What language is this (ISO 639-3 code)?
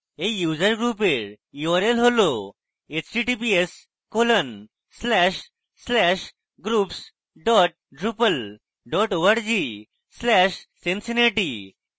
ben